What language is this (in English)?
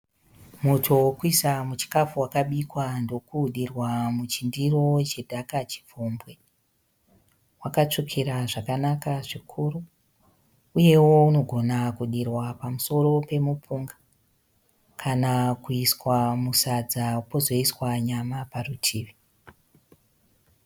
Shona